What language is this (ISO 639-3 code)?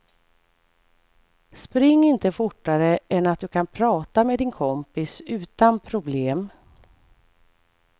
swe